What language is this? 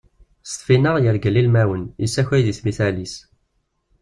Kabyle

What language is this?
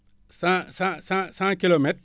Wolof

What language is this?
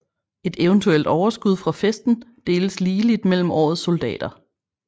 Danish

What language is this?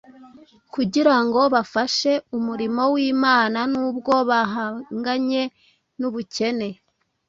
Kinyarwanda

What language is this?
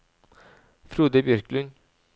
Norwegian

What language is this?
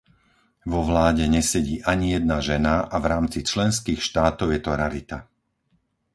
Slovak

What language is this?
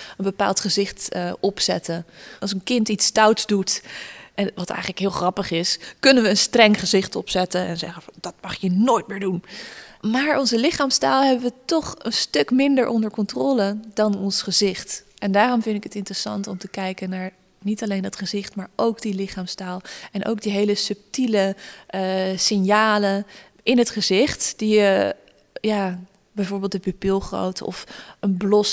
Dutch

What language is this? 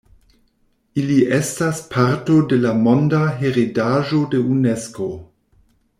Esperanto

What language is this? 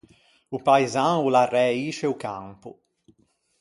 Ligurian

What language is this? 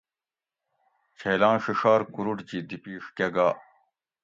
Gawri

